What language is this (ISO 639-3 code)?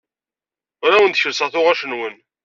kab